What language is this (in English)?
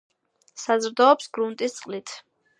Georgian